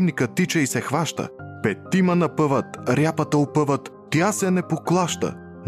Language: Bulgarian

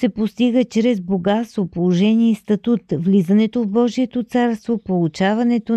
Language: Bulgarian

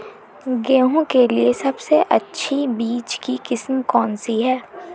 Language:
Hindi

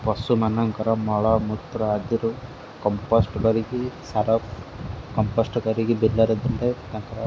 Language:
Odia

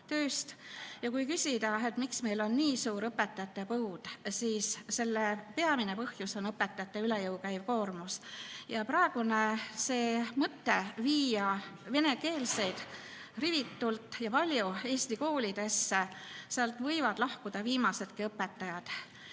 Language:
Estonian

